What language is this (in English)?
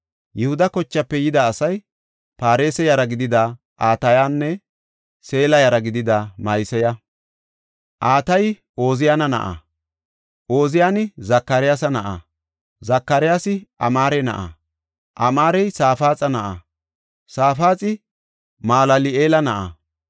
Gofa